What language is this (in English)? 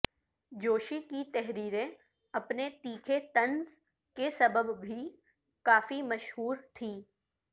Urdu